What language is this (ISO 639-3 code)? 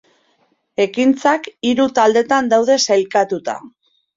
eus